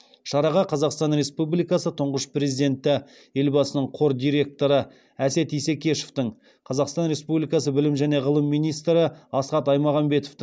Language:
Kazakh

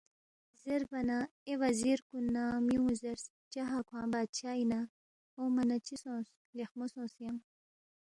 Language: Balti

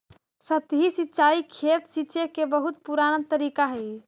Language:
Magahi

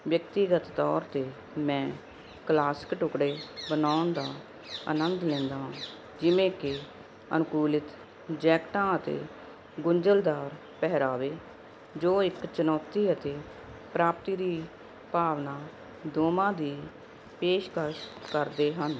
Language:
Punjabi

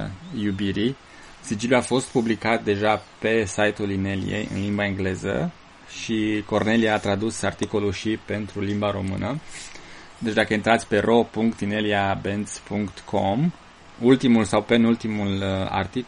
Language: Romanian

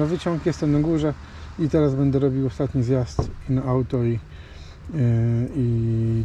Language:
Polish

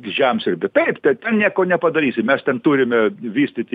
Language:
Lithuanian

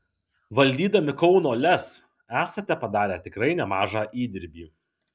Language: Lithuanian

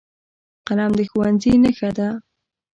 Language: Pashto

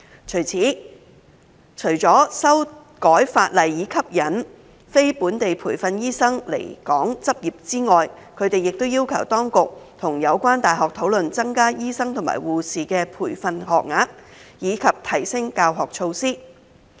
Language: Cantonese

